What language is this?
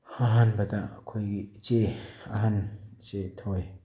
Manipuri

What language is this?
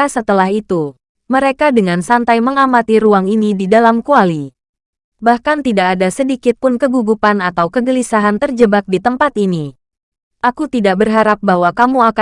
Indonesian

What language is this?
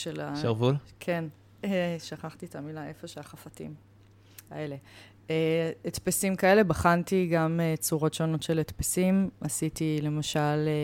Hebrew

